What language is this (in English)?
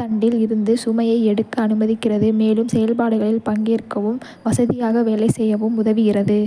Kota (India)